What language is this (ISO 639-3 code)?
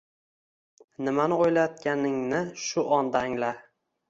uzb